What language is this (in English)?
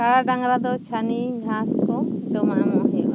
Santali